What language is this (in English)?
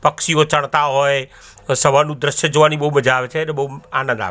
Gujarati